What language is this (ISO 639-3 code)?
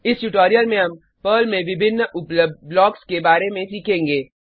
hin